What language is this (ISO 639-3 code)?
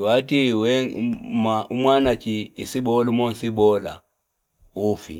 fip